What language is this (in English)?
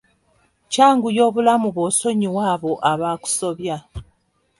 Ganda